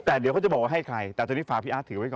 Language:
Thai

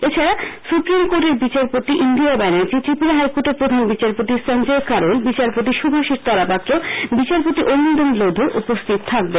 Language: Bangla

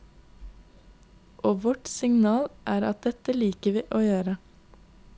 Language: Norwegian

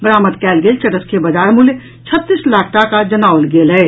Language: Maithili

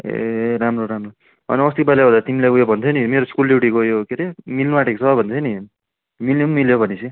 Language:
Nepali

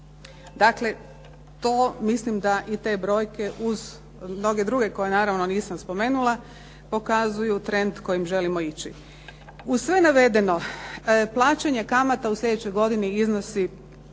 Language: Croatian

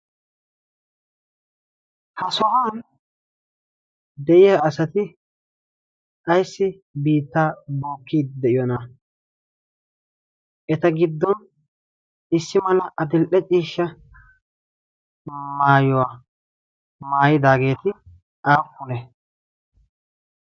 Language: Wolaytta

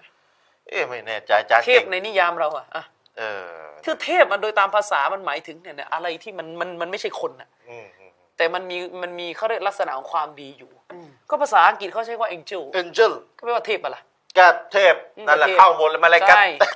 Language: Thai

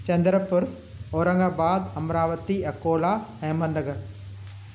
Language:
Sindhi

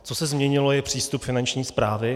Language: Czech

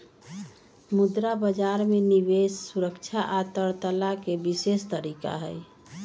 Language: Magahi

